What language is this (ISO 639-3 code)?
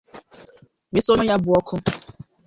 ibo